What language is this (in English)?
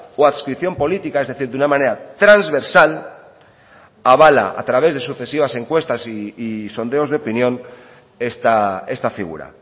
Spanish